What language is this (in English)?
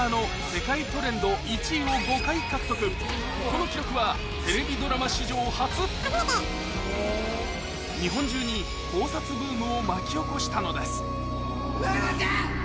Japanese